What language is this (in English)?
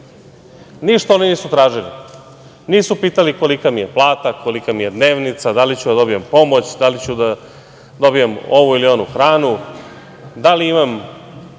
Serbian